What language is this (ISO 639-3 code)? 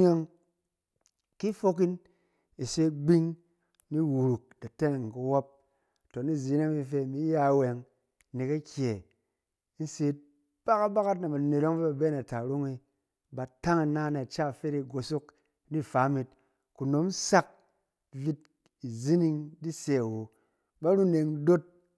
cen